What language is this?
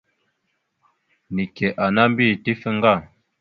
Mada (Cameroon)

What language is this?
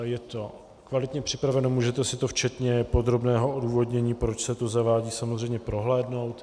Czech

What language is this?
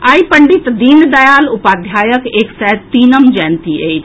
Maithili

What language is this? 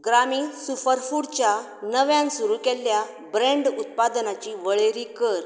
Konkani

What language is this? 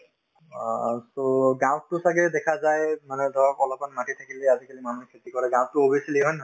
Assamese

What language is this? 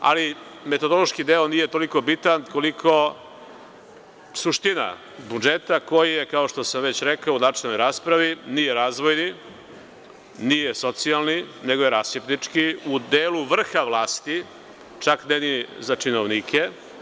Serbian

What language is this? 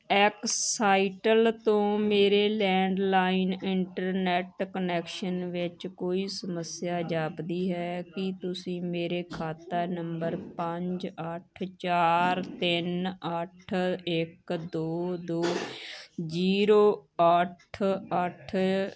Punjabi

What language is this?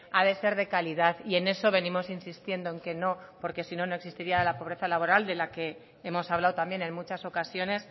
Spanish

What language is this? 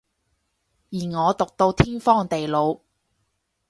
Cantonese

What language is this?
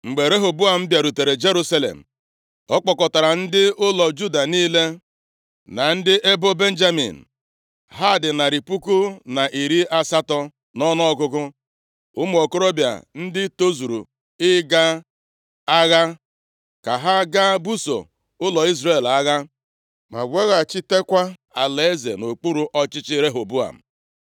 Igbo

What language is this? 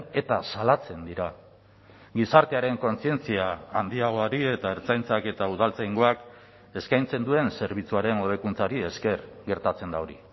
Basque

